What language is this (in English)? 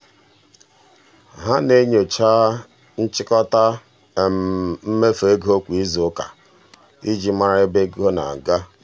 Igbo